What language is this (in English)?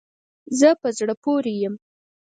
Pashto